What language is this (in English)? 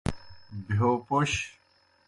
Kohistani Shina